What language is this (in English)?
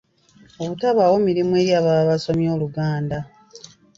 Ganda